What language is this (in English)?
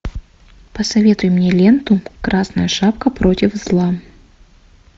Russian